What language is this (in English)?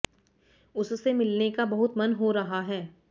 Hindi